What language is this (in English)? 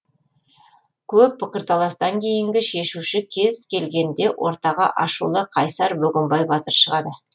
Kazakh